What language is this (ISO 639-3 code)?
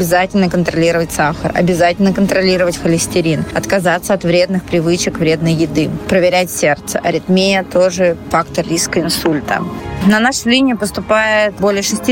rus